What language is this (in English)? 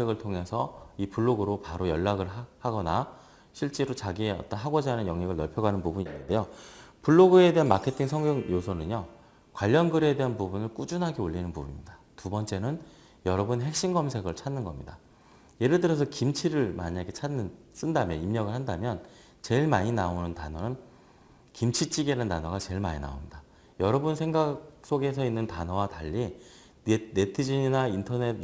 Korean